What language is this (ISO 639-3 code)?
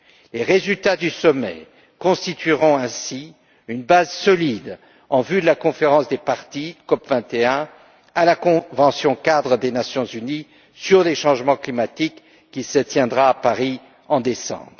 fra